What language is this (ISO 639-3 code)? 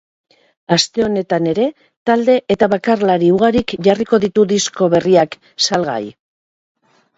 eus